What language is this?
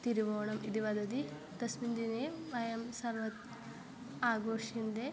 Sanskrit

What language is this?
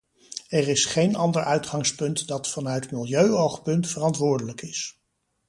Dutch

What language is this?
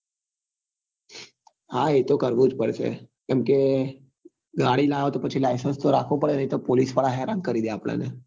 Gujarati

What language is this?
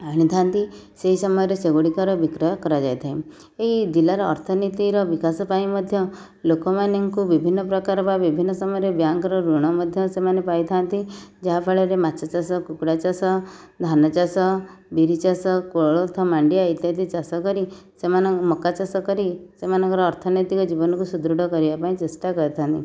Odia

